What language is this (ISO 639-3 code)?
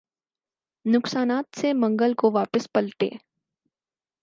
urd